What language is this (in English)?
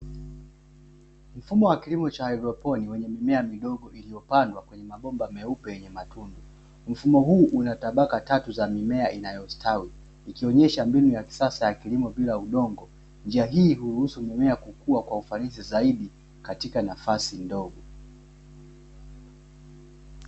Swahili